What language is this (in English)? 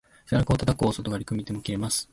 Japanese